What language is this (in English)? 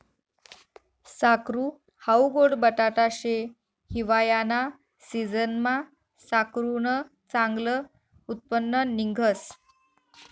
Marathi